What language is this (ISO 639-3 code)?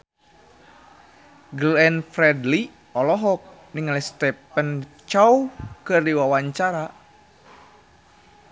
sun